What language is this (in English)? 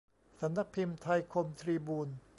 Thai